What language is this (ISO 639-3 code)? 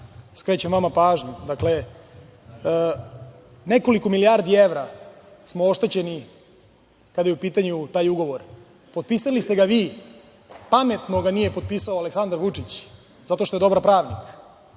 srp